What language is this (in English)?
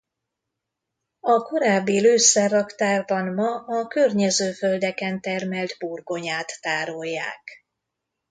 Hungarian